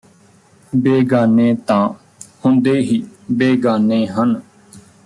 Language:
Punjabi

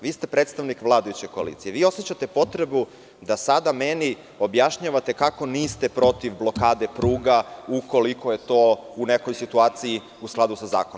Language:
Serbian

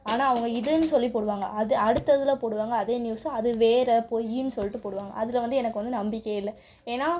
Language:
Tamil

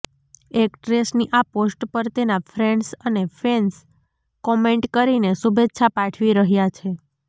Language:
Gujarati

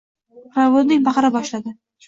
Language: Uzbek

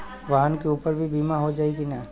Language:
Bhojpuri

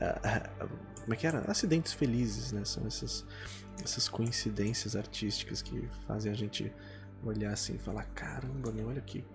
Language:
Portuguese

